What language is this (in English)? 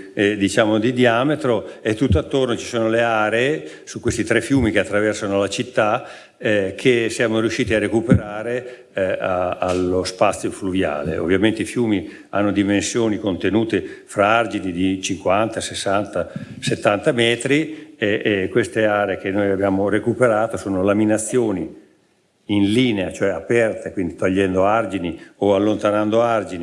Italian